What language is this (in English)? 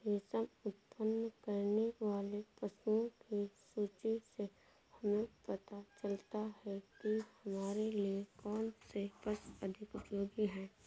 Hindi